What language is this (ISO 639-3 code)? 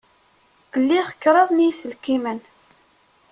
kab